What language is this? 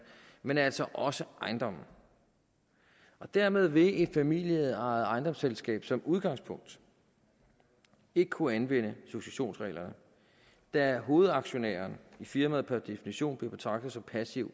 Danish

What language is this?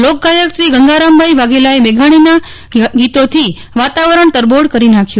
Gujarati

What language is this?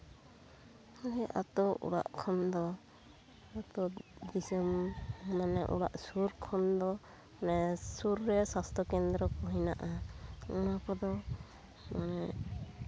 Santali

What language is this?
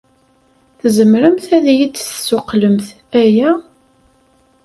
Kabyle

